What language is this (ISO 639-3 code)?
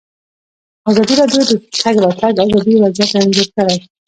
pus